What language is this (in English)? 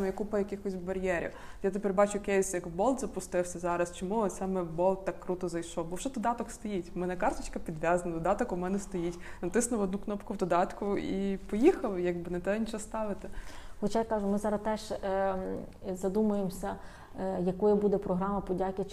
Ukrainian